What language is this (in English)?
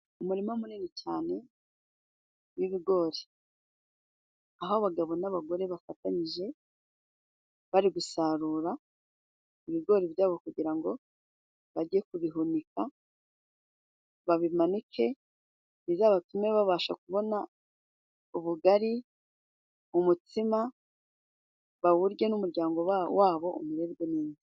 Kinyarwanda